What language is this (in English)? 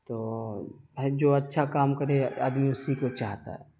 Urdu